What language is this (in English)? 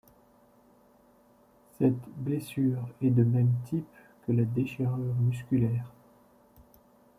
French